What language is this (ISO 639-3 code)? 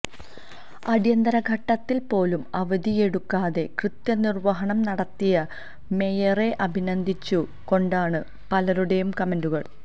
mal